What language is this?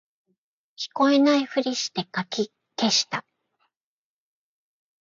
Japanese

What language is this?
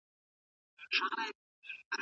Pashto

